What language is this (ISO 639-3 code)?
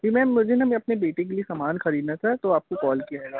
hin